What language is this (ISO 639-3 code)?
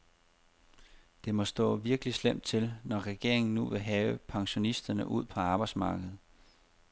dan